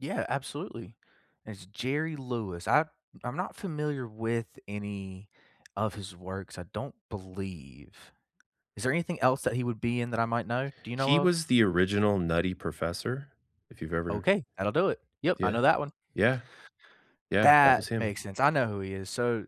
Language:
English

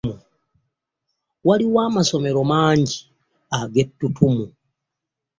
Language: Ganda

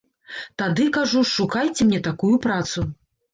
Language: Belarusian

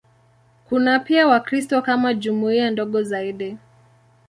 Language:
Swahili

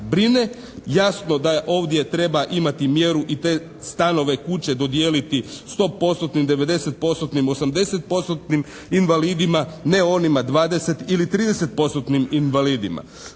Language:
Croatian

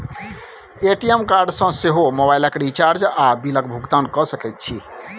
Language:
Maithili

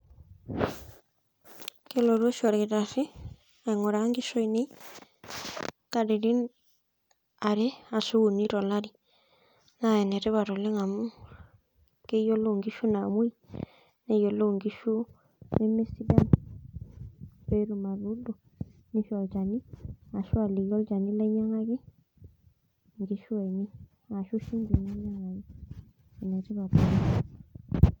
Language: Masai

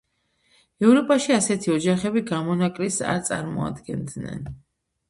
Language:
Georgian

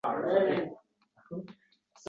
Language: Uzbek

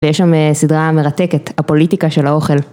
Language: Hebrew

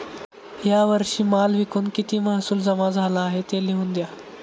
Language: Marathi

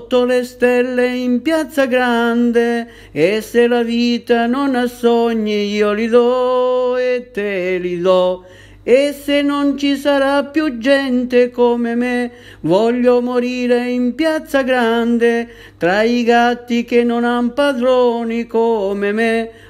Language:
Italian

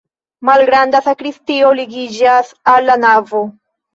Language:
Esperanto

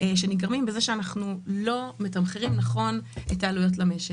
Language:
Hebrew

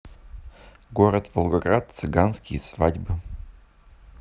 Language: Russian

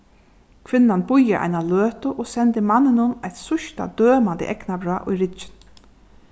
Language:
Faroese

